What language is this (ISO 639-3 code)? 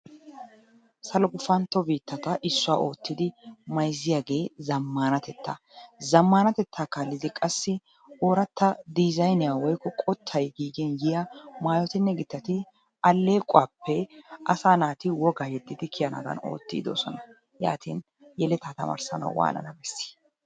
wal